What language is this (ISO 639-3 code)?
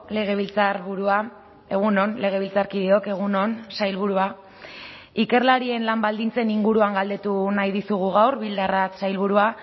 eus